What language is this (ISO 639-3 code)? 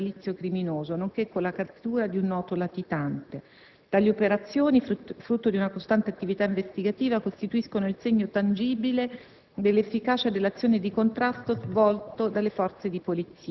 ita